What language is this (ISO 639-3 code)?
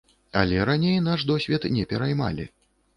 bel